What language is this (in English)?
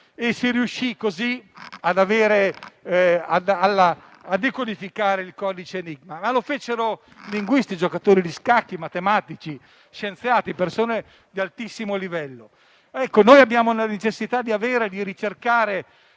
Italian